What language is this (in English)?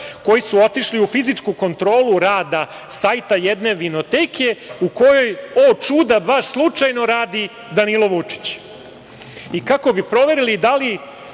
Serbian